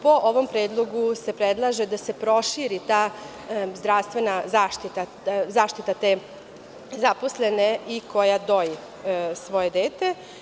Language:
Serbian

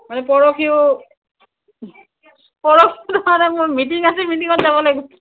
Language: Assamese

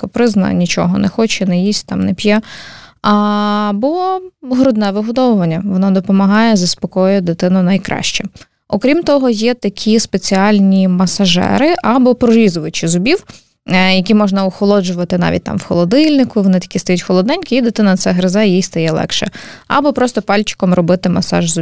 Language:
Ukrainian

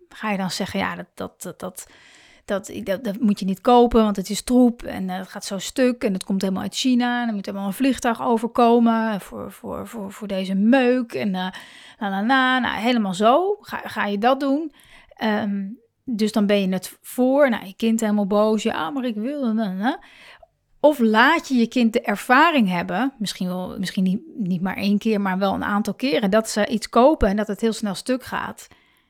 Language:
Dutch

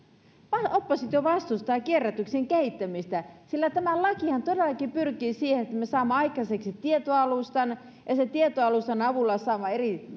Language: Finnish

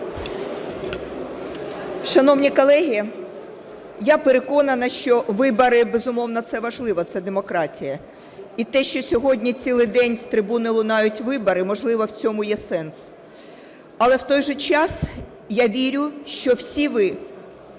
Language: Ukrainian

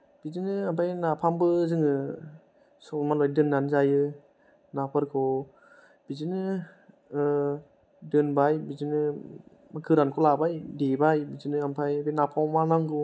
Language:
Bodo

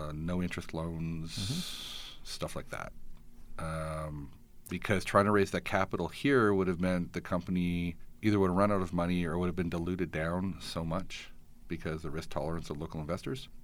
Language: English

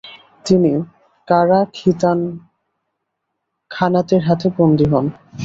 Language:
Bangla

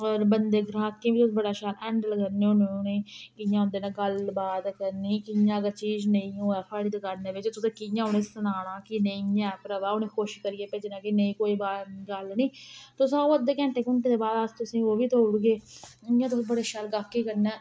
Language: Dogri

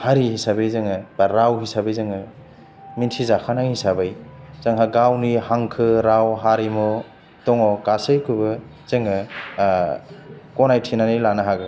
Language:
Bodo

